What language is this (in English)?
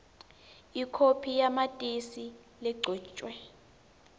Swati